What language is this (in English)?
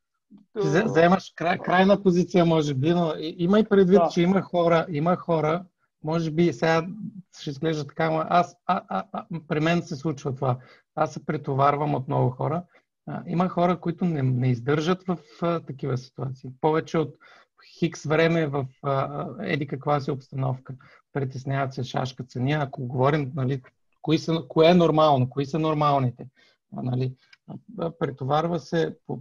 Bulgarian